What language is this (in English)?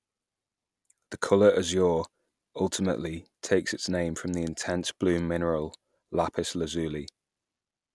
English